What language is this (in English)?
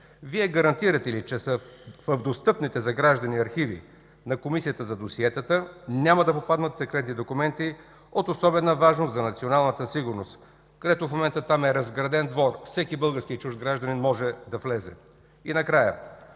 Bulgarian